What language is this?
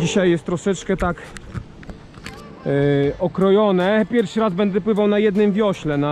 Polish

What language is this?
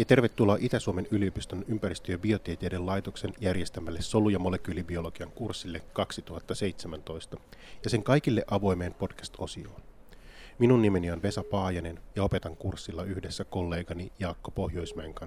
Finnish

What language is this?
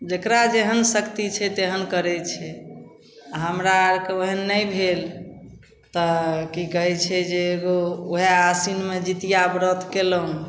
Maithili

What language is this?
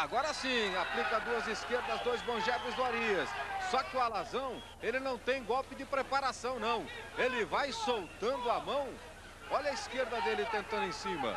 Portuguese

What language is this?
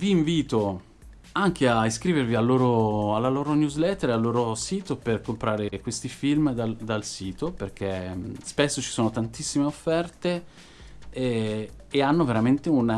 Italian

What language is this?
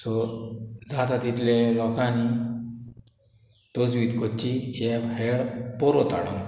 Konkani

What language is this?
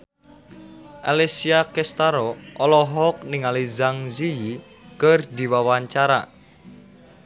Sundanese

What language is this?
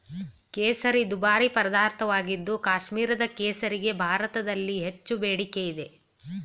Kannada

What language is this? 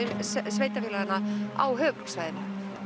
Icelandic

